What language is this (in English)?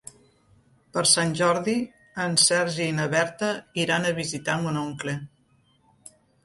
Catalan